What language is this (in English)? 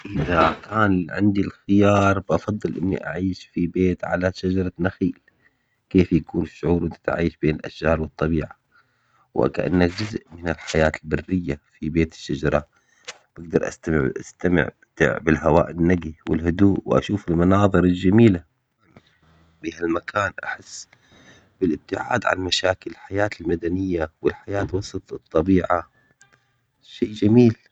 Omani Arabic